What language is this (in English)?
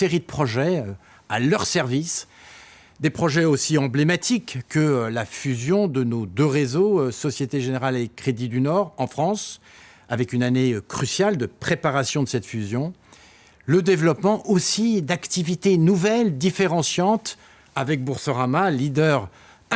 French